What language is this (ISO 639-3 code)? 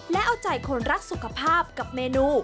tha